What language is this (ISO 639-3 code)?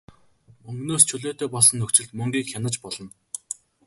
mon